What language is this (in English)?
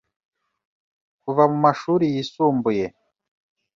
Kinyarwanda